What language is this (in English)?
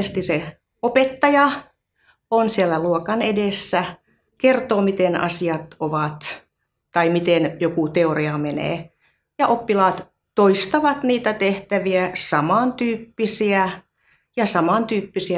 Finnish